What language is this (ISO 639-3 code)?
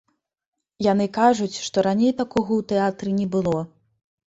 bel